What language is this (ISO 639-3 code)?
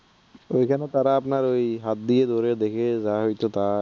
ben